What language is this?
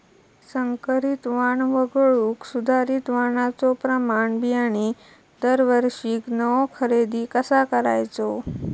Marathi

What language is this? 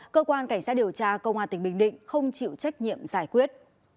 Vietnamese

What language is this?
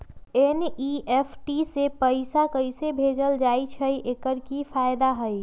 Magahi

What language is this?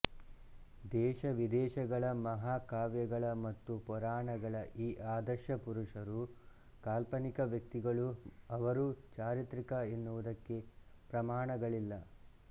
Kannada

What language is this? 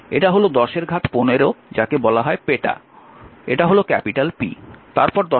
Bangla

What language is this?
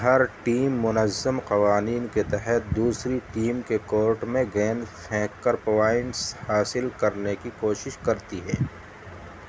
Urdu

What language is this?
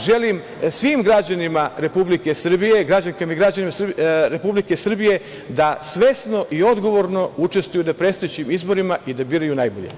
Serbian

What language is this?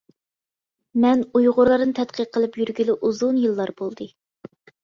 Uyghur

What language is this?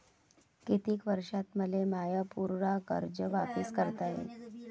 Marathi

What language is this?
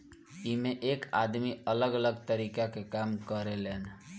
Bhojpuri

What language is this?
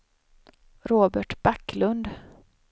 Swedish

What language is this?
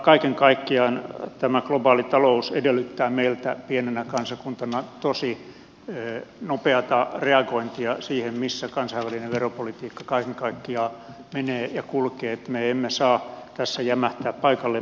Finnish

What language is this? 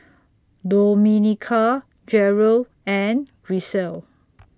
English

